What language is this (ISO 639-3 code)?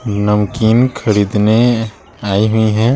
hin